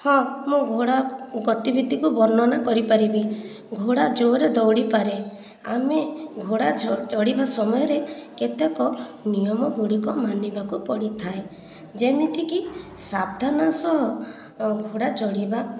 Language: Odia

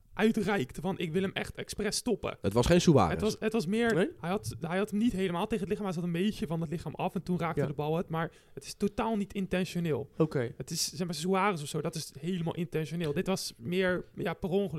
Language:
Dutch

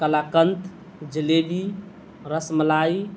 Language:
Urdu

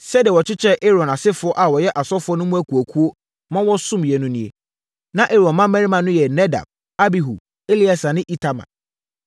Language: Akan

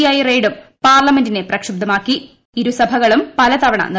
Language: Malayalam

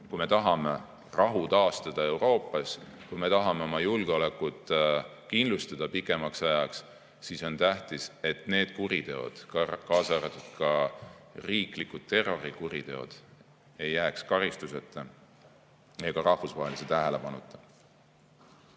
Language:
Estonian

